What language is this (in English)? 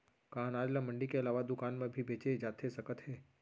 Chhattisgarhi